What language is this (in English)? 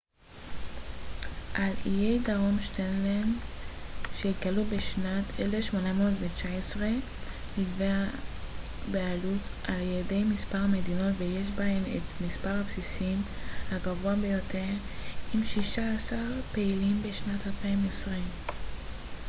Hebrew